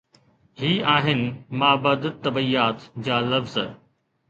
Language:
Sindhi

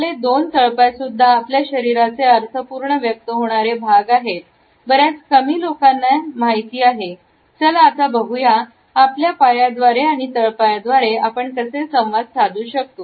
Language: Marathi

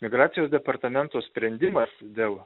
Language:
Lithuanian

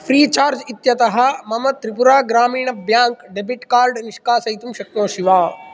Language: Sanskrit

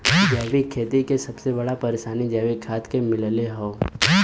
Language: Bhojpuri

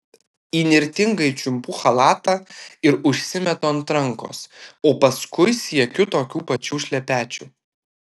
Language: Lithuanian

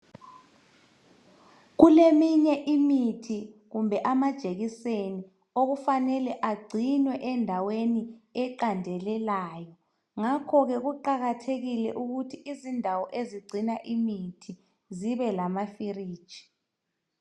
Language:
North Ndebele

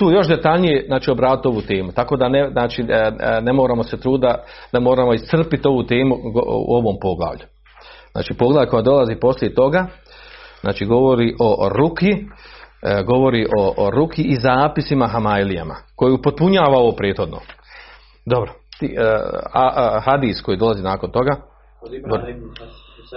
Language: Croatian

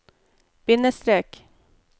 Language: Norwegian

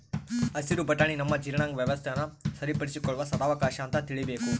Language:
Kannada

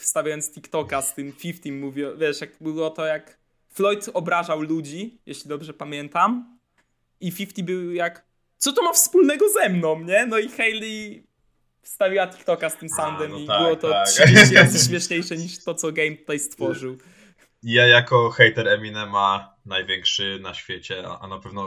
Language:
Polish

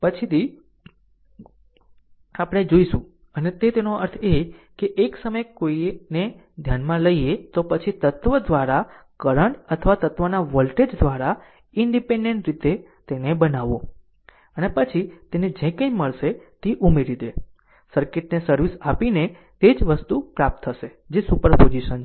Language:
Gujarati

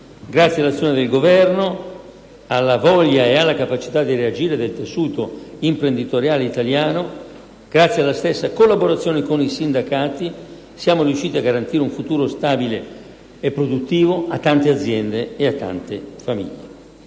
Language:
Italian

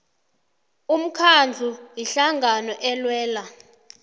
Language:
South Ndebele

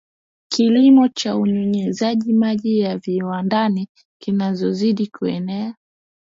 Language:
Swahili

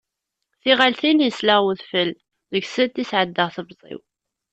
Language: Kabyle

